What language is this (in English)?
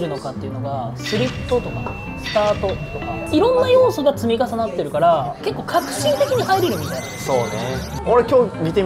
Japanese